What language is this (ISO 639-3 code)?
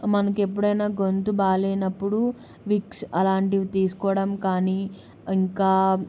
tel